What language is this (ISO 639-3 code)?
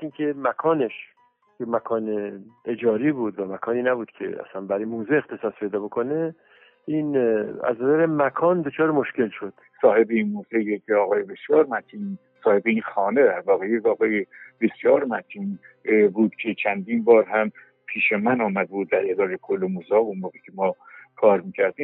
fas